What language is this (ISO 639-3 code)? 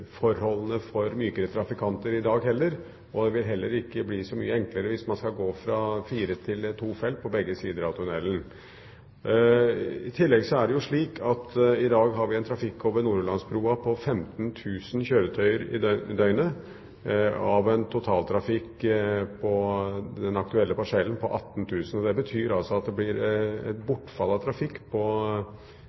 nob